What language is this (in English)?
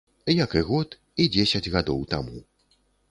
Belarusian